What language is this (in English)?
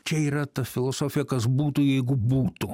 Lithuanian